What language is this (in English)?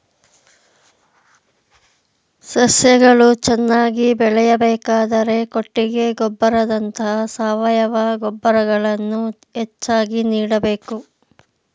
Kannada